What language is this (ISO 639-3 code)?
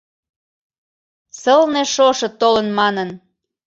chm